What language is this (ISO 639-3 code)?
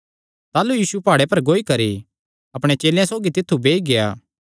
xnr